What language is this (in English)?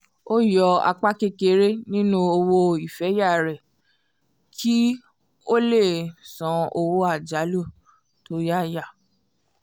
Yoruba